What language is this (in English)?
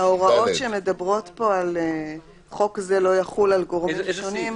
Hebrew